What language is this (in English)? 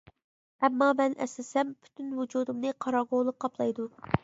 Uyghur